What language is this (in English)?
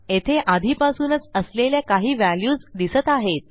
Marathi